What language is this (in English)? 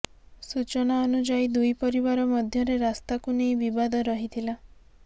Odia